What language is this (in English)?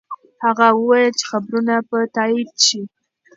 Pashto